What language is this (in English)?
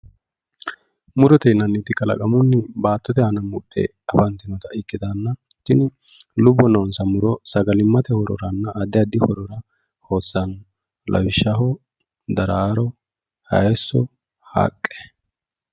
Sidamo